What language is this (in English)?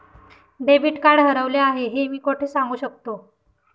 Marathi